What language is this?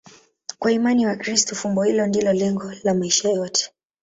Swahili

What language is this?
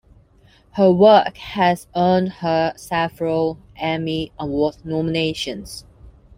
English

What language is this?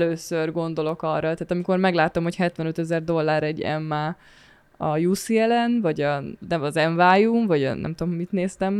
Hungarian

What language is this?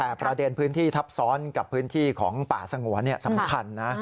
Thai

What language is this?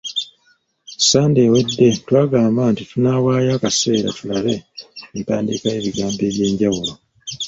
Ganda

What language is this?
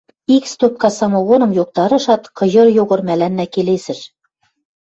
Western Mari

